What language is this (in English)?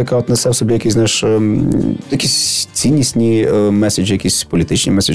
Ukrainian